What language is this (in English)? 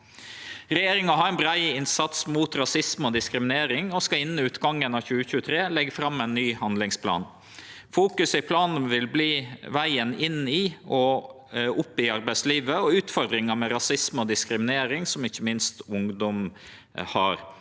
Norwegian